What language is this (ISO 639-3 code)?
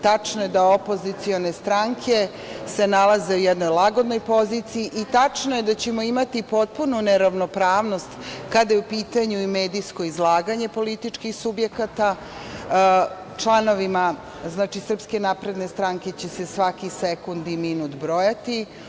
srp